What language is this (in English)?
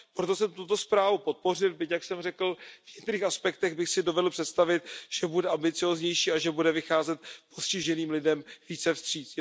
Czech